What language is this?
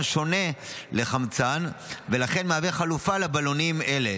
Hebrew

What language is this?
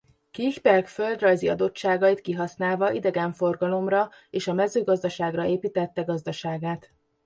Hungarian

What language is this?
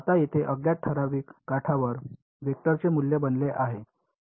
Marathi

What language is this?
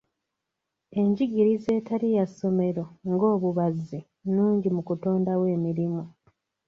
Ganda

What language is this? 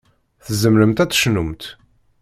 Kabyle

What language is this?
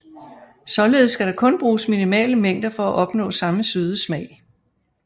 Danish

